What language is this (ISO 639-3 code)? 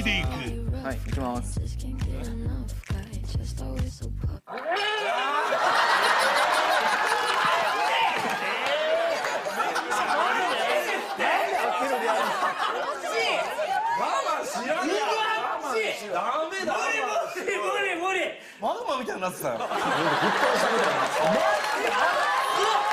jpn